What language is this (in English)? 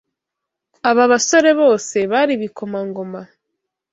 Kinyarwanda